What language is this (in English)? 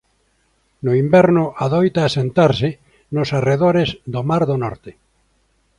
Galician